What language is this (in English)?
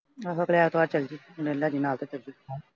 Punjabi